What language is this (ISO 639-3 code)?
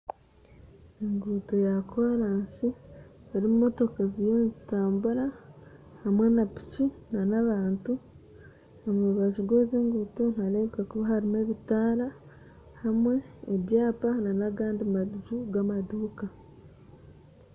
nyn